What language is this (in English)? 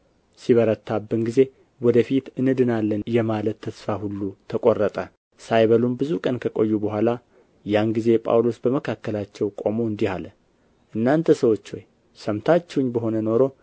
Amharic